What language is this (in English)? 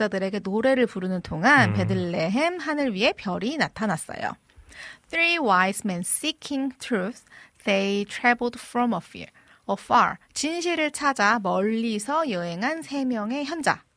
Korean